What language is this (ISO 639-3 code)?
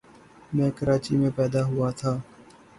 urd